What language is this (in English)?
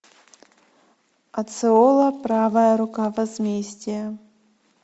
Russian